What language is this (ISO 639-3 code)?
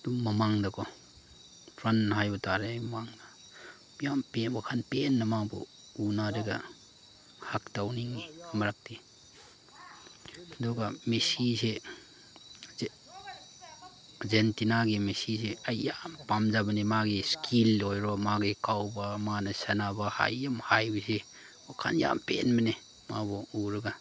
mni